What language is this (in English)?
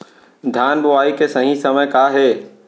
Chhattisgarhi